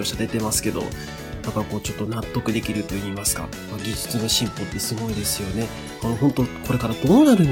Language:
Japanese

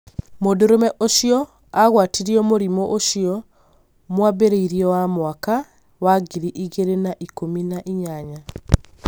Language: Kikuyu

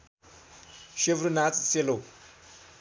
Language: Nepali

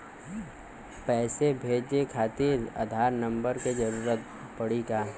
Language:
Bhojpuri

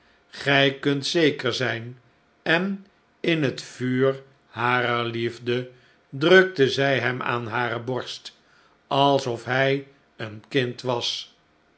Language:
Dutch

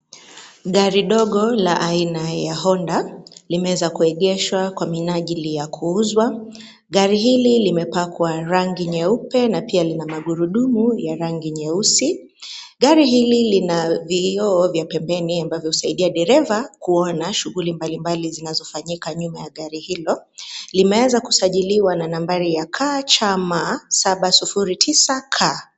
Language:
Swahili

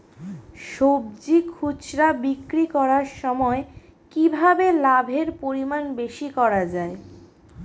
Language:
Bangla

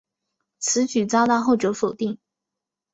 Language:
Chinese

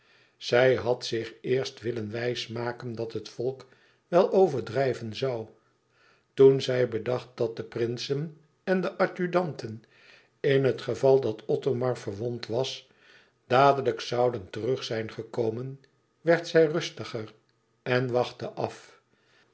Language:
Dutch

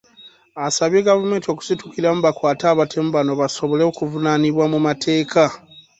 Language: Ganda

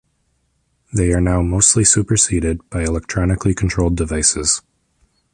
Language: English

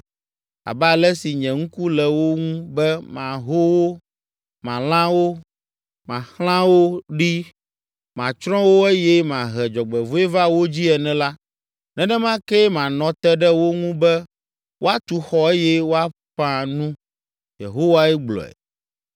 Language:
Ewe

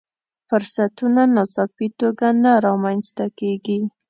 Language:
Pashto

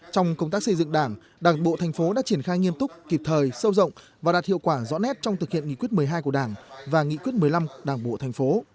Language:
Vietnamese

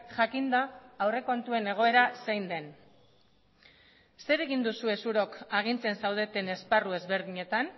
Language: Basque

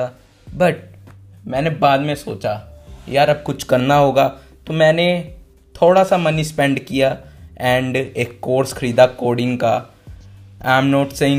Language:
Hindi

